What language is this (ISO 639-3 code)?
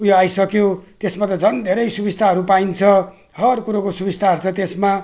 nep